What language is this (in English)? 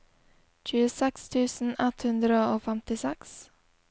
Norwegian